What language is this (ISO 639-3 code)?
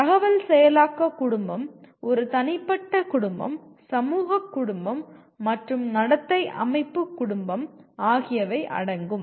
tam